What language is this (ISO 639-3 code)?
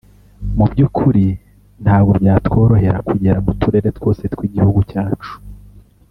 kin